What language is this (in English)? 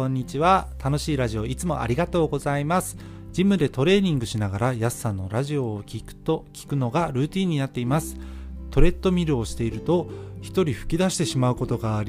Japanese